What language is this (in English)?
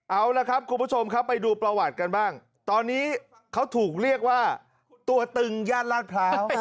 Thai